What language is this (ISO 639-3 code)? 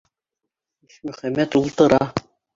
bak